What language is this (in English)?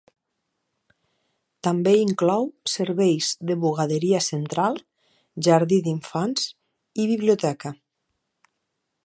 Catalan